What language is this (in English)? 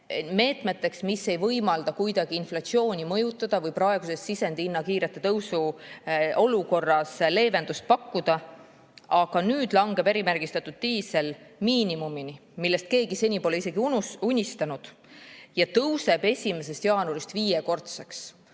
Estonian